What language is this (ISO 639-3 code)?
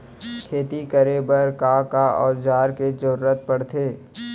hne